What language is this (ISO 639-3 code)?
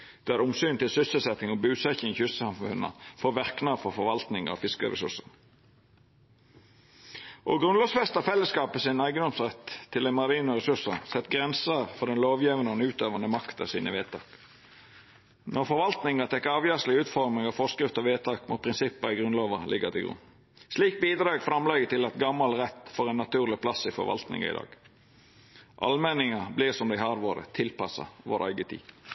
nno